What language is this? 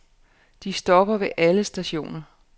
Danish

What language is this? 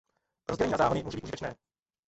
Czech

